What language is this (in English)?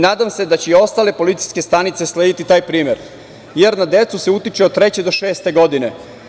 Serbian